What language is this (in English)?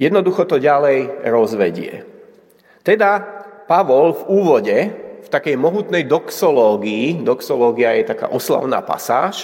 Slovak